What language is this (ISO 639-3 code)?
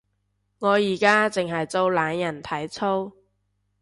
yue